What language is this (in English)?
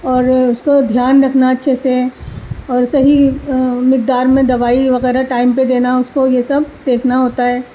Urdu